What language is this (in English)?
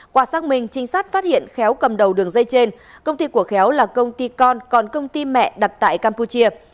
Vietnamese